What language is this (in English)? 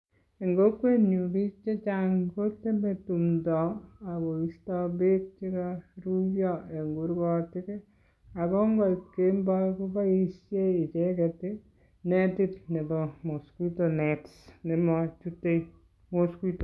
Kalenjin